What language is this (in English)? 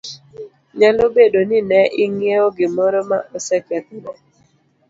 Luo (Kenya and Tanzania)